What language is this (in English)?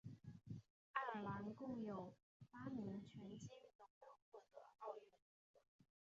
Chinese